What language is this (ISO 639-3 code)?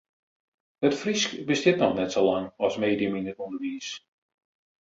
fry